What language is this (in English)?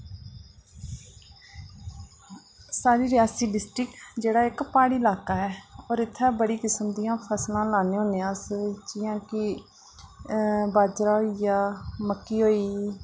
Dogri